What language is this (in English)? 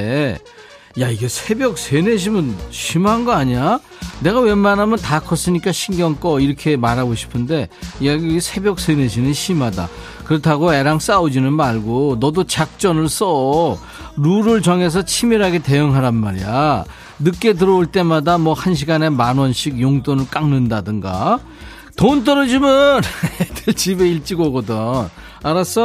Korean